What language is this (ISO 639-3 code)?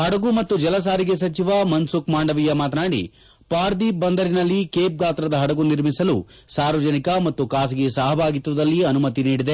kan